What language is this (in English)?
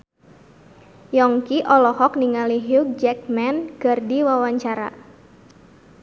Sundanese